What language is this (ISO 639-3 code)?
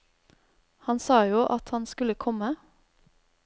nor